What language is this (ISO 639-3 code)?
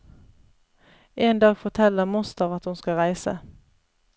nor